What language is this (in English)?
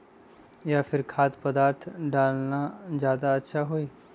Magahi